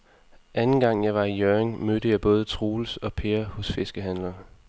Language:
Danish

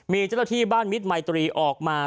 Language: Thai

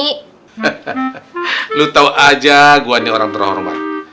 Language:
Indonesian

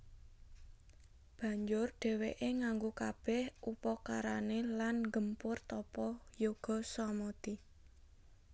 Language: Javanese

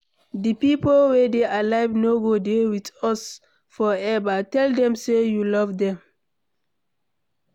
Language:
Nigerian Pidgin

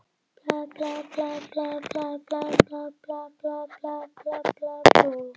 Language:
Icelandic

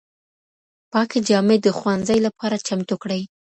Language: Pashto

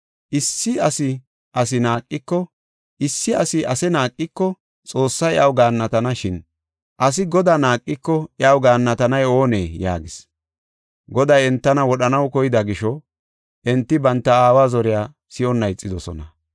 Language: Gofa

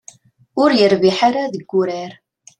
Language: Kabyle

